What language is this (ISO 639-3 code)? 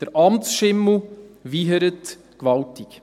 gsw